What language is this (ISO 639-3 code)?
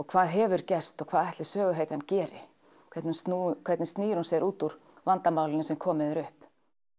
isl